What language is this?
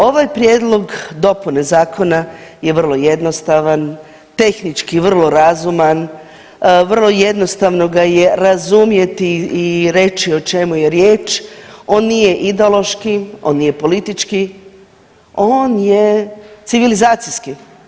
Croatian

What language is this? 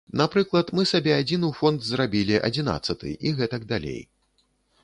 Belarusian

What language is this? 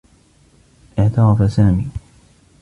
Arabic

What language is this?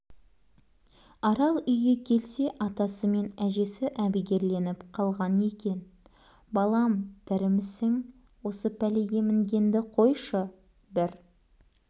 Kazakh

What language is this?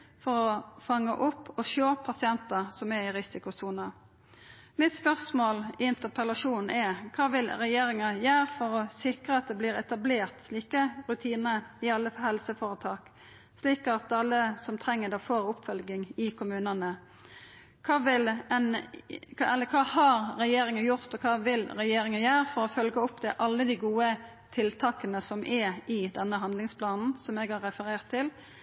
Norwegian Nynorsk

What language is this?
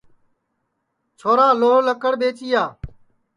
Sansi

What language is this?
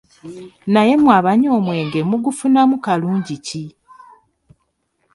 Ganda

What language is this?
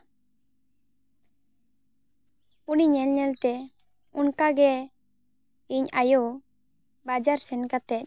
Santali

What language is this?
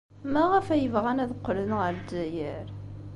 Kabyle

